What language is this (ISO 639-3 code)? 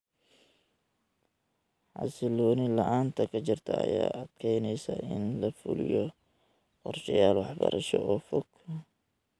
som